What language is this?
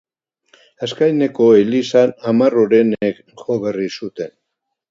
Basque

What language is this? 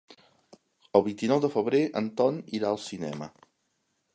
Catalan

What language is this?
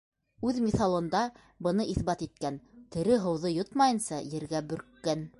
Bashkir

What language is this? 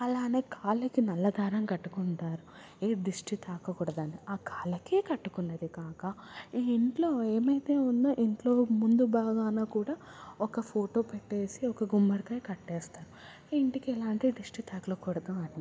Telugu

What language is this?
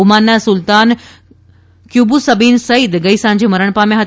Gujarati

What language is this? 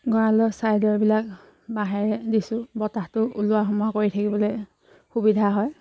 Assamese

